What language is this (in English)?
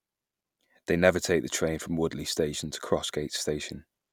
English